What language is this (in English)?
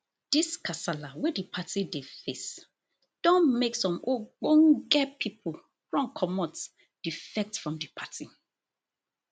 Nigerian Pidgin